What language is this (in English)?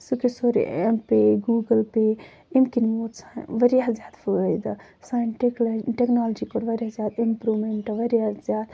Kashmiri